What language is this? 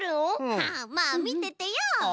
Japanese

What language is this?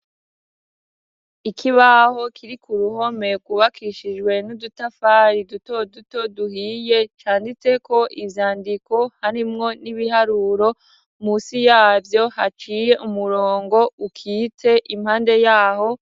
Rundi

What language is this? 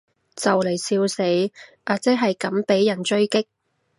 Cantonese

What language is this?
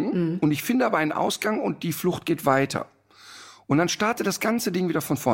German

